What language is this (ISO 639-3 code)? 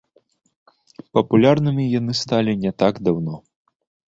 bel